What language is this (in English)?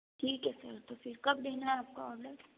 Hindi